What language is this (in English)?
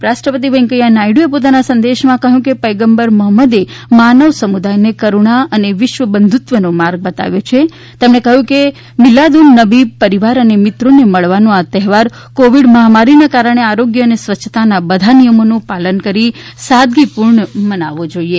Gujarati